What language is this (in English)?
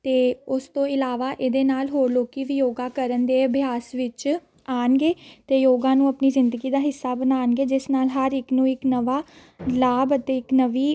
Punjabi